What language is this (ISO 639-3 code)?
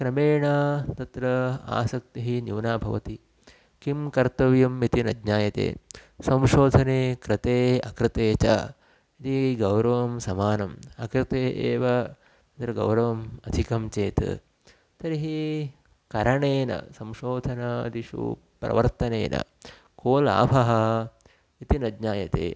san